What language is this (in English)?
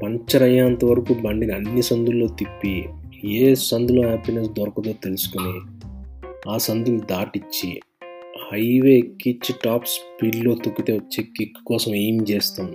Telugu